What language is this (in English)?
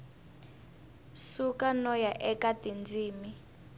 Tsonga